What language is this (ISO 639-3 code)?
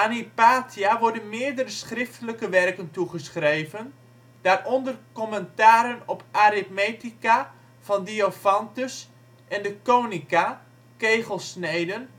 nld